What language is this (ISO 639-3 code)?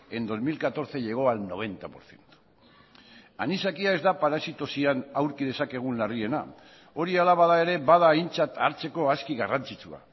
eus